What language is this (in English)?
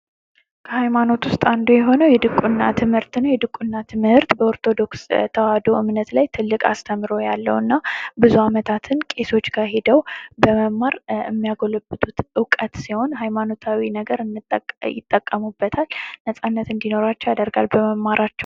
Amharic